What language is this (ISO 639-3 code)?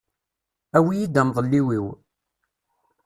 kab